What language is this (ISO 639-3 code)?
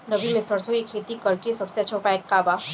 bho